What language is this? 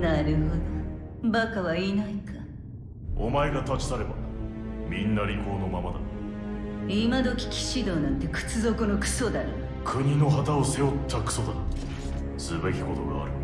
Japanese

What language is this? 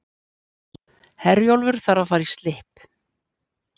Icelandic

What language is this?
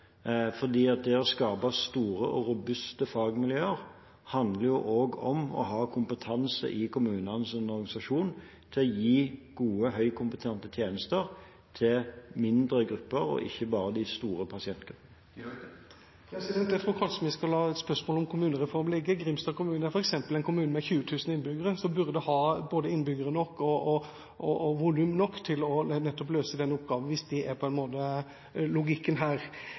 Norwegian Bokmål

